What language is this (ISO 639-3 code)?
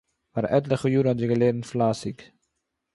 yid